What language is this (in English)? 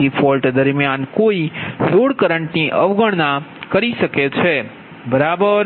Gujarati